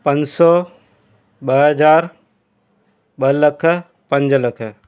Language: Sindhi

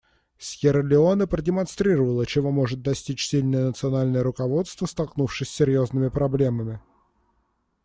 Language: Russian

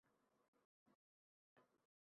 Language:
Uzbek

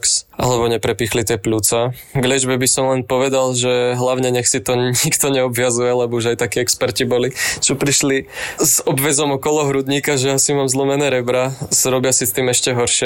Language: Slovak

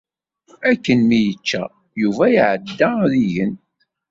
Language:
Kabyle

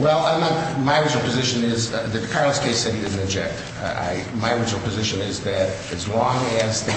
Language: English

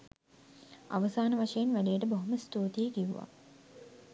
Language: Sinhala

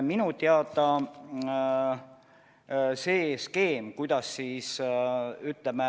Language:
Estonian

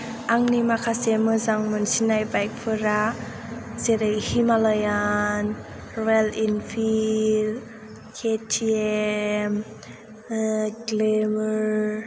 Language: Bodo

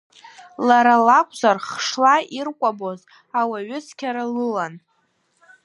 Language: Abkhazian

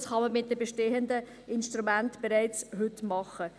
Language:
Swiss German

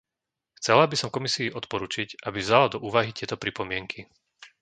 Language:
Slovak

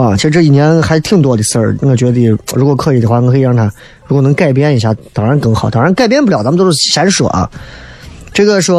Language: Chinese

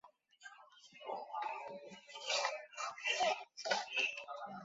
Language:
Chinese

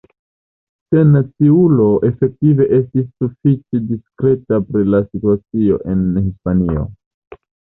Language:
Esperanto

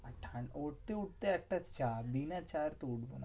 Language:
Bangla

